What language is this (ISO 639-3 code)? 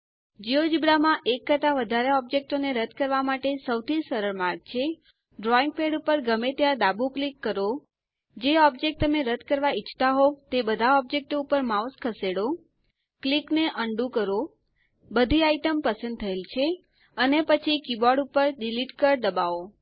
guj